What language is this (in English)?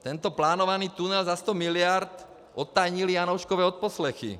Czech